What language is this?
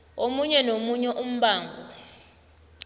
South Ndebele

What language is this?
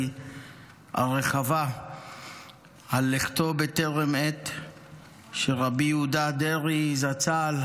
Hebrew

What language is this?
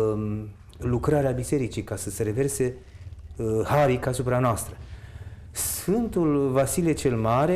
Romanian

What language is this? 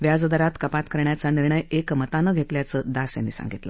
Marathi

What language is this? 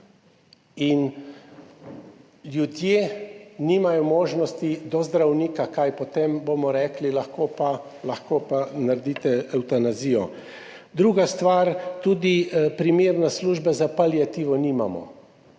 Slovenian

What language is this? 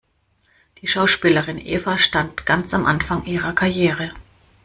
German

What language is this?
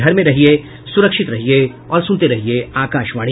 Hindi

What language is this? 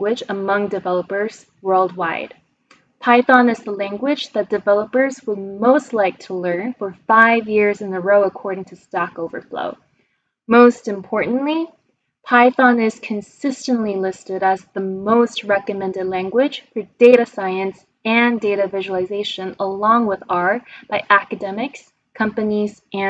English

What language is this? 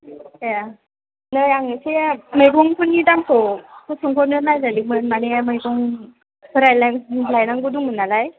Bodo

